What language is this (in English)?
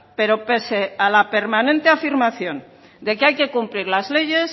Spanish